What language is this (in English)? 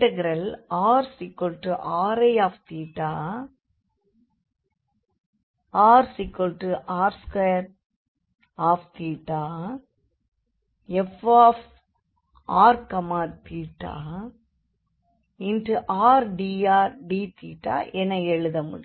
Tamil